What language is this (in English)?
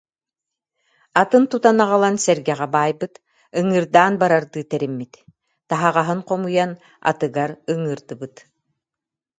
Yakut